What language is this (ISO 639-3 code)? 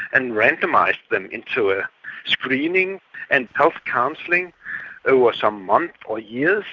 eng